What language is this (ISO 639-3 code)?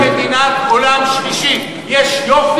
heb